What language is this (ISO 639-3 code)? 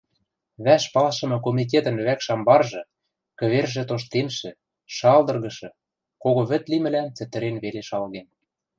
mrj